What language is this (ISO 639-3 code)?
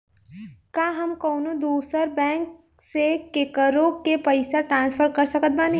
bho